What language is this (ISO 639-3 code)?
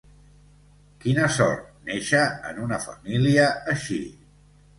cat